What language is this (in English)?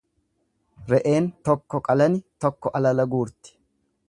Oromo